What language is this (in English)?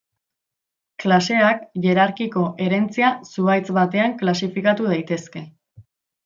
Basque